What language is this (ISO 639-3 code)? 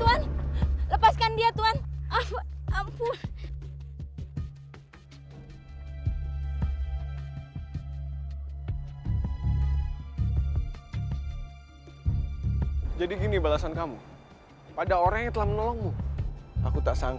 ind